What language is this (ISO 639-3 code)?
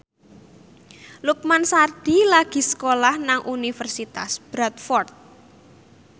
jav